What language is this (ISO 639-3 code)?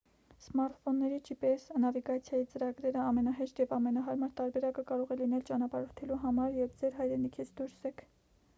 hye